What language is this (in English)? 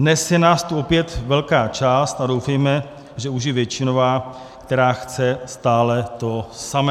Czech